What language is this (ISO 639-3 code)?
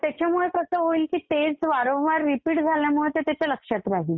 mar